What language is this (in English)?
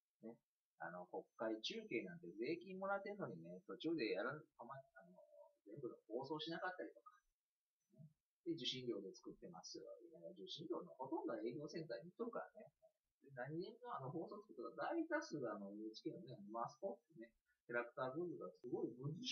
Japanese